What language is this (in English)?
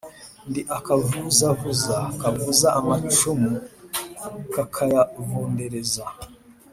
Kinyarwanda